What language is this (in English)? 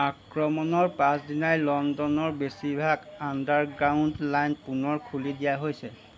Assamese